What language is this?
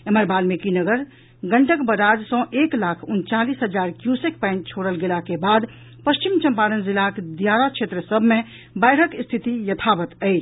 Maithili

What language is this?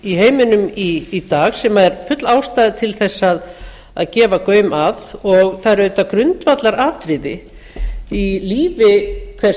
Icelandic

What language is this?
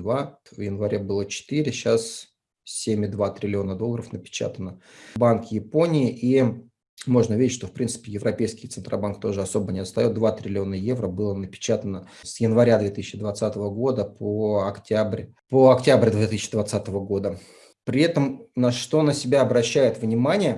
Russian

